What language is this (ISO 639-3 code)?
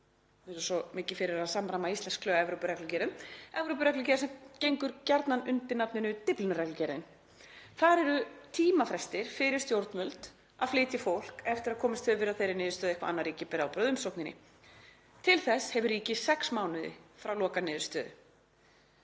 isl